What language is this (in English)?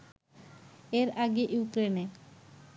Bangla